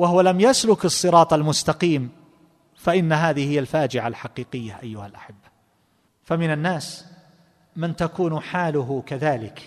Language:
Arabic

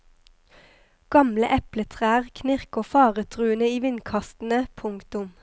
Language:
Norwegian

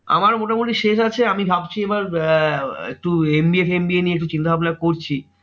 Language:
Bangla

